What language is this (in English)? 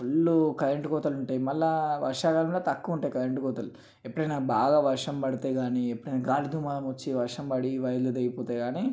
Telugu